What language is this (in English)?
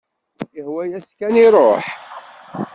Kabyle